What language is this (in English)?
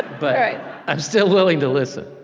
English